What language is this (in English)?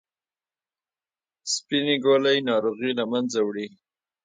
Pashto